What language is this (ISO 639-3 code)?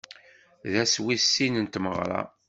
kab